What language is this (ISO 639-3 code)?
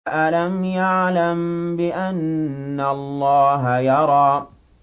ara